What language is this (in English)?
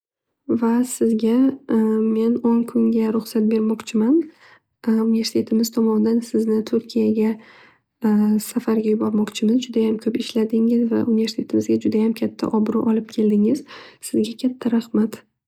Uzbek